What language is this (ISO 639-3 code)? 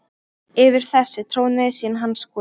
isl